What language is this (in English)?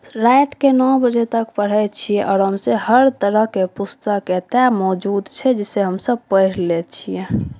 Maithili